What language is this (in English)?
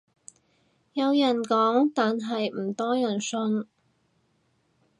Cantonese